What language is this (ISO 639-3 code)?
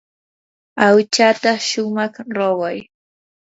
qur